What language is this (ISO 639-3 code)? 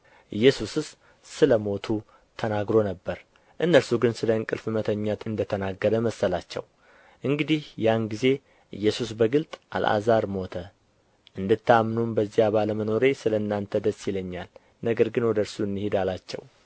amh